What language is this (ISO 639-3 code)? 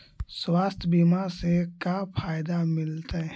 mag